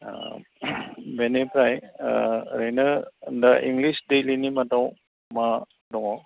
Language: Bodo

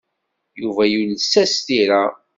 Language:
Kabyle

